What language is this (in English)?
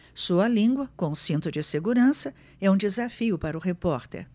Portuguese